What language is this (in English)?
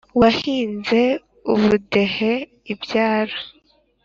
Kinyarwanda